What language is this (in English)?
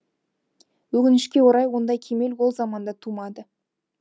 Kazakh